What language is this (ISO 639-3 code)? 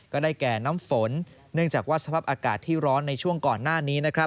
tha